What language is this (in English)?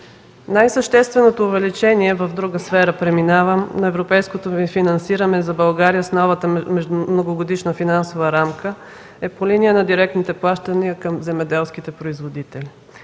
Bulgarian